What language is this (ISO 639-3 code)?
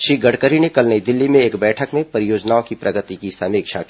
hin